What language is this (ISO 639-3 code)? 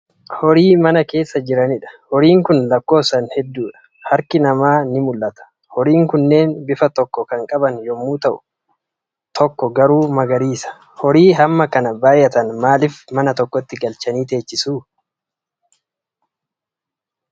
orm